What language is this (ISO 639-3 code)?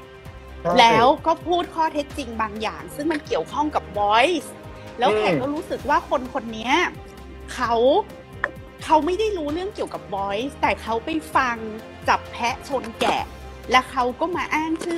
tha